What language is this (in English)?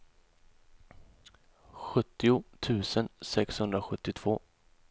Swedish